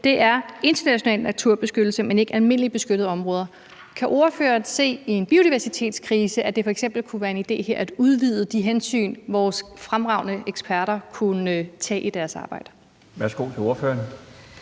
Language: Danish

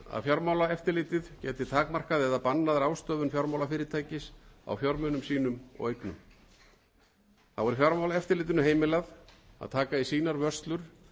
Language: Icelandic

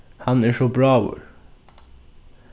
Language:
Faroese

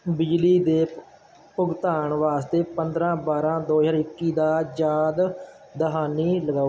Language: Punjabi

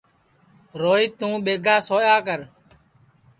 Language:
Sansi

